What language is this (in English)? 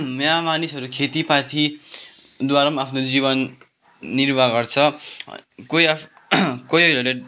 Nepali